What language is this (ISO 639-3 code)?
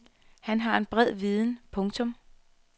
dan